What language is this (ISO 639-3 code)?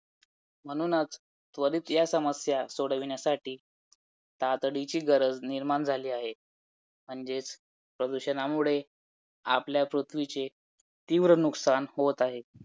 mar